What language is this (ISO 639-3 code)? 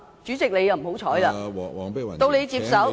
yue